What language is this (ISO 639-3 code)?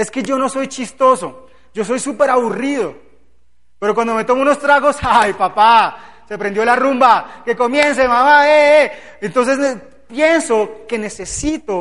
spa